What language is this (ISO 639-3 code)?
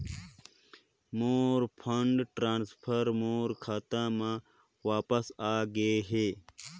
hne